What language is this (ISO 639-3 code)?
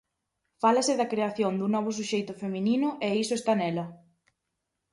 glg